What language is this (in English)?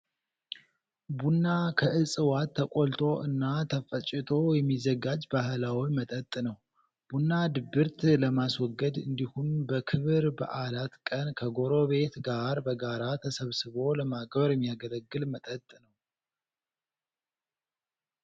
Amharic